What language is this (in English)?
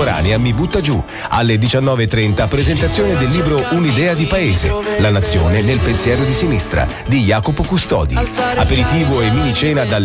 Italian